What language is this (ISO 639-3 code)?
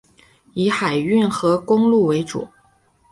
zho